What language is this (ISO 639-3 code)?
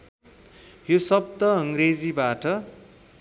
nep